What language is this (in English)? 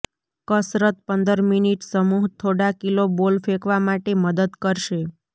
Gujarati